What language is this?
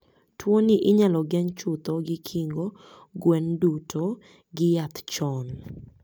Luo (Kenya and Tanzania)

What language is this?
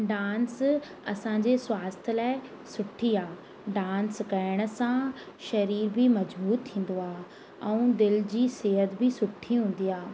Sindhi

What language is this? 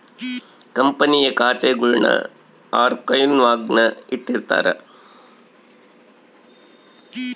Kannada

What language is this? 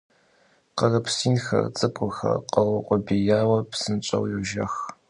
Kabardian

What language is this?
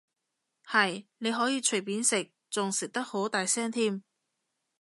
Cantonese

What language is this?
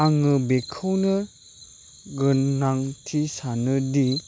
Bodo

